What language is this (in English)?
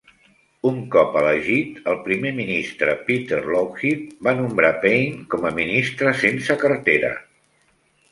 Catalan